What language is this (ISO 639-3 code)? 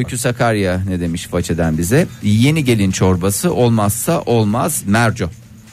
tur